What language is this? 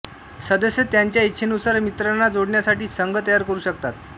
Marathi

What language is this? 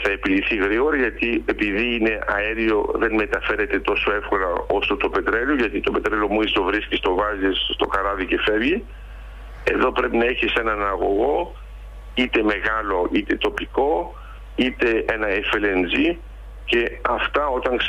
Greek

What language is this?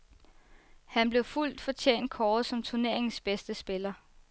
Danish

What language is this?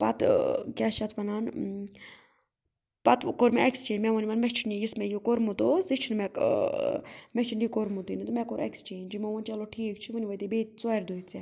Kashmiri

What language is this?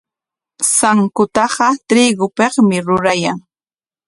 Corongo Ancash Quechua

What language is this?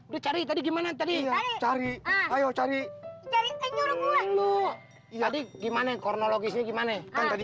Indonesian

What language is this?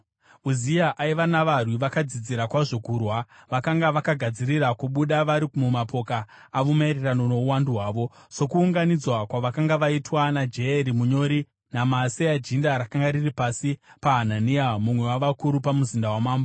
Shona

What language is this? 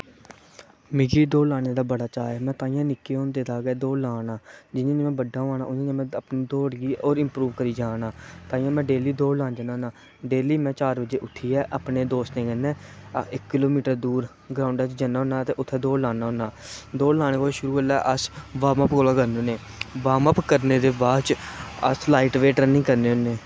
Dogri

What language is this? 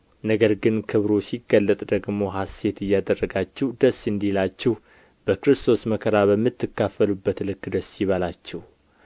Amharic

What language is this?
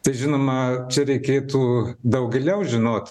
Lithuanian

